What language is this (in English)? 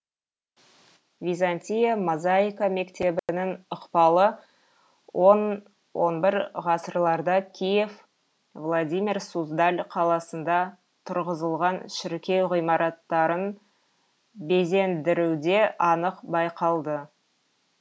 Kazakh